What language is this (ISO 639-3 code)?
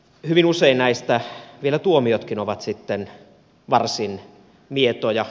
fin